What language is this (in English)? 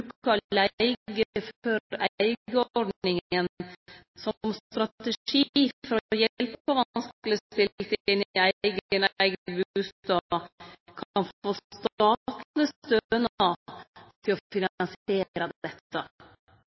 Norwegian Nynorsk